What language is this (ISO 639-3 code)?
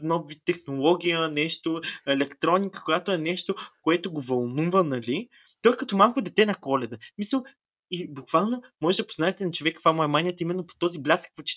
bul